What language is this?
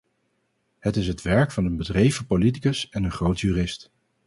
Dutch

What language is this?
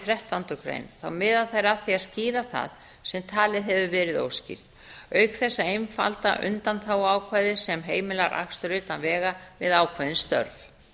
Icelandic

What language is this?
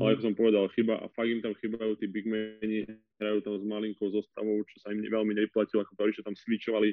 Slovak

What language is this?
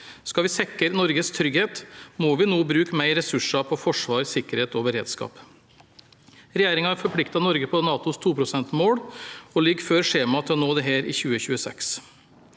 Norwegian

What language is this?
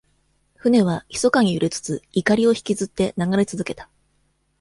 Japanese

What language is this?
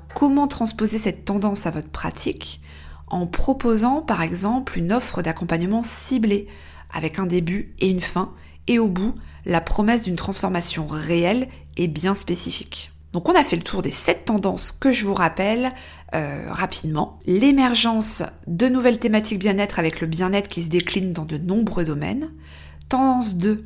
French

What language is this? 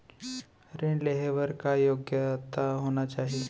Chhattisgarhi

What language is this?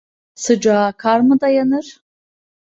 Turkish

